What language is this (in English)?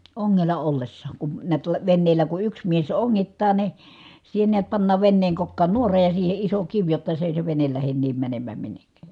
Finnish